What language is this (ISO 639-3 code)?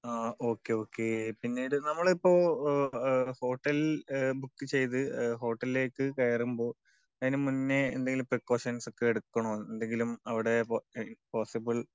mal